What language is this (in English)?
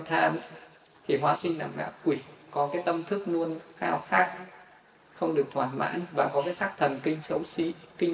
Vietnamese